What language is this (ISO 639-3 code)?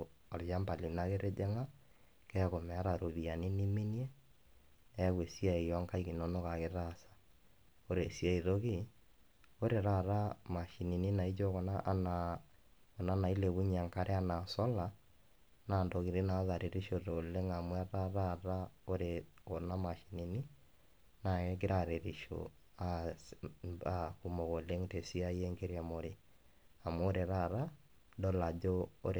mas